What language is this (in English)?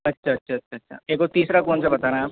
Hindi